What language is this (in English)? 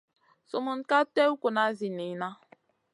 Masana